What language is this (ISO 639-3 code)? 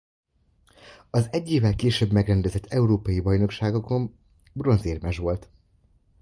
hun